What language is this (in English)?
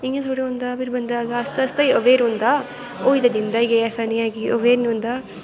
Dogri